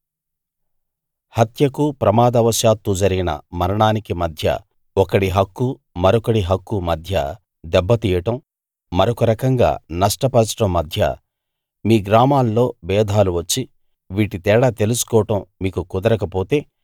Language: Telugu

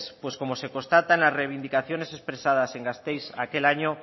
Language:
Spanish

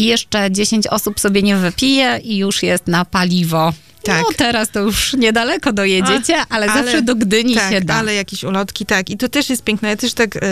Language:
Polish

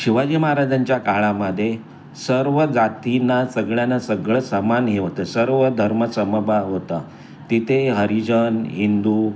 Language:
Marathi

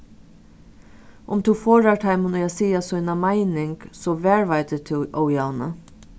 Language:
Faroese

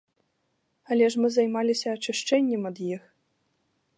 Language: Belarusian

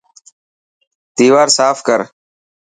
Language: Dhatki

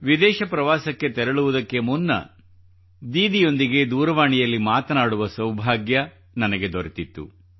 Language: Kannada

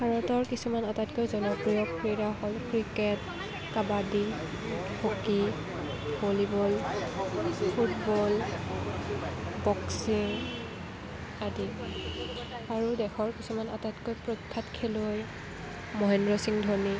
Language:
Assamese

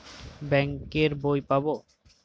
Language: Bangla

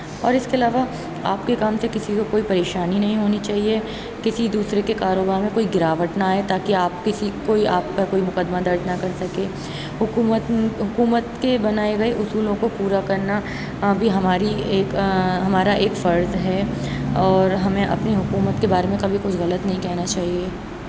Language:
Urdu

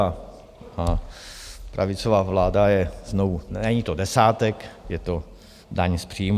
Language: Czech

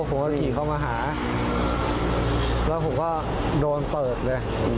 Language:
Thai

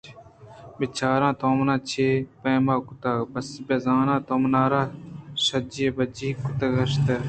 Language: Eastern Balochi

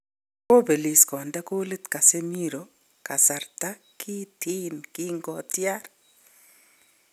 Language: Kalenjin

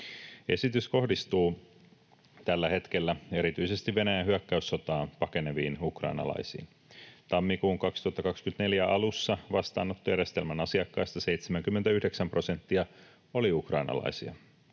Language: Finnish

